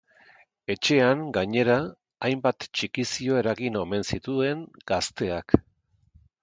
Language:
Basque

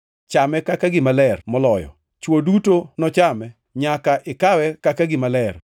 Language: Luo (Kenya and Tanzania)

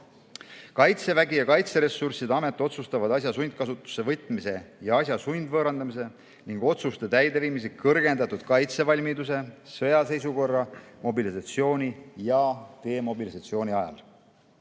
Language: Estonian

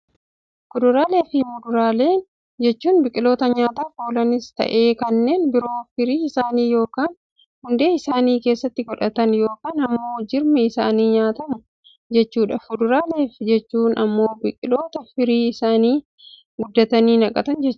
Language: Oromo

